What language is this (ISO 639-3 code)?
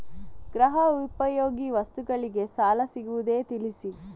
kan